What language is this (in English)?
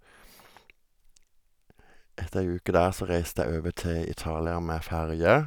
Norwegian